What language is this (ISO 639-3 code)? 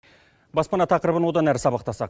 kaz